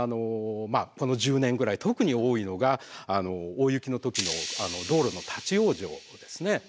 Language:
Japanese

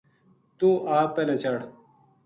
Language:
Gujari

